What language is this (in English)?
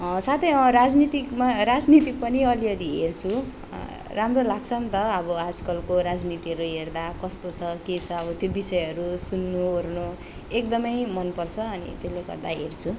Nepali